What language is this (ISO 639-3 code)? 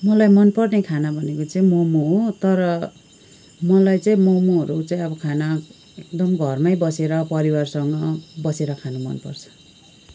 nep